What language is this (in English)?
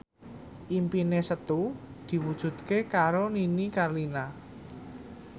Javanese